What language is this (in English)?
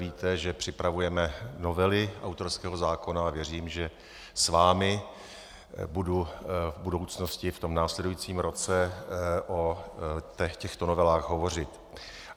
Czech